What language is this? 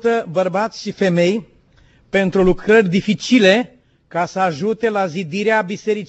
Romanian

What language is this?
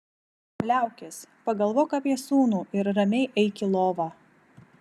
Lithuanian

